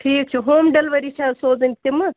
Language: Kashmiri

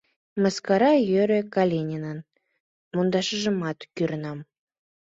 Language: Mari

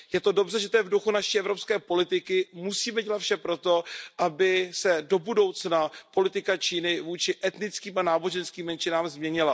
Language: Czech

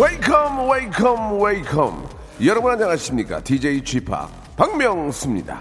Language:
Korean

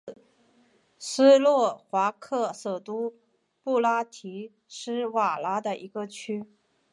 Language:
Chinese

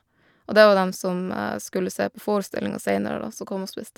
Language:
Norwegian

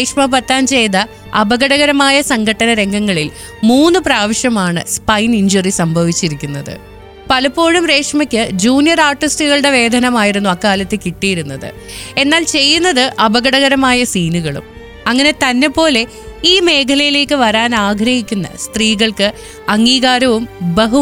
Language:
Malayalam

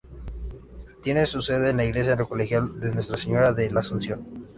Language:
Spanish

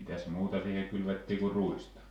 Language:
Finnish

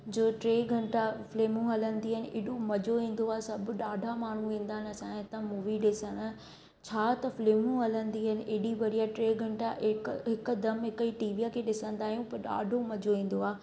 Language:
Sindhi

